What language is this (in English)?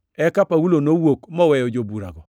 Luo (Kenya and Tanzania)